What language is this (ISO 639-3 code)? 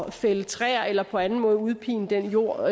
dan